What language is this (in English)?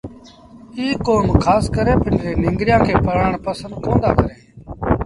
Sindhi Bhil